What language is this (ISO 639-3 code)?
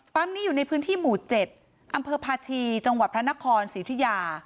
tha